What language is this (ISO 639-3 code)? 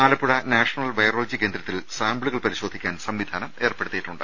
mal